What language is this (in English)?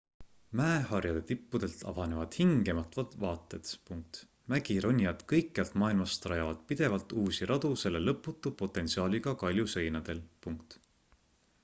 Estonian